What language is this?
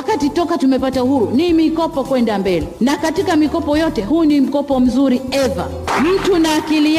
Swahili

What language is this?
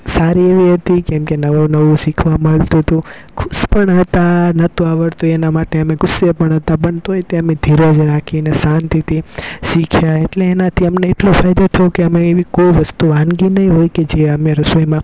Gujarati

